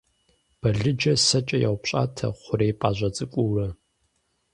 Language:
Kabardian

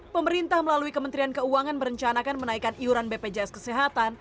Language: Indonesian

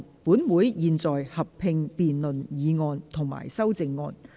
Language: Cantonese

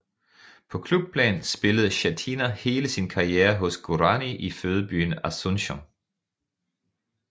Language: Danish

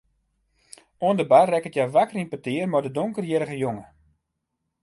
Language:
Western Frisian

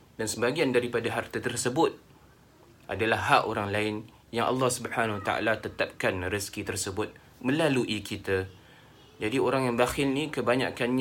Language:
Malay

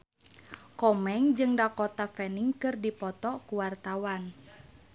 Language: Sundanese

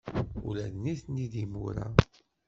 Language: Kabyle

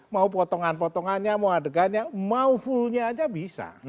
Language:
Indonesian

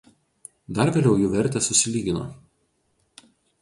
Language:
Lithuanian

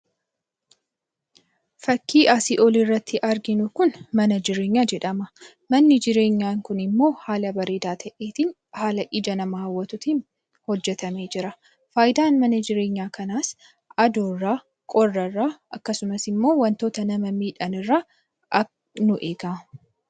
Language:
Oromo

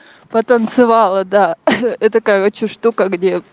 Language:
Russian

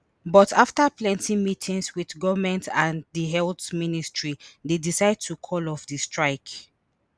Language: Nigerian Pidgin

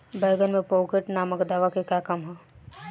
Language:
Bhojpuri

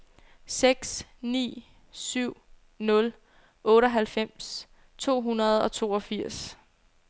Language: Danish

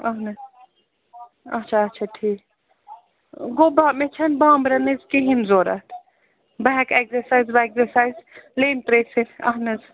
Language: Kashmiri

